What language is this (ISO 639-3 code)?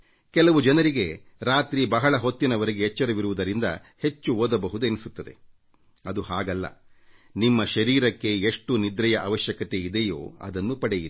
kan